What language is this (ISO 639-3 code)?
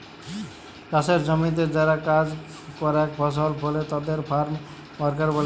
ben